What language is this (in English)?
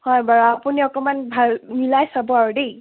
Assamese